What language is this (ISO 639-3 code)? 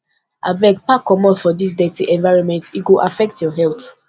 pcm